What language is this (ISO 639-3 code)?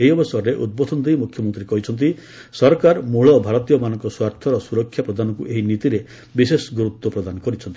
ori